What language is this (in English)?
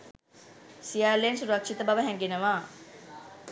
Sinhala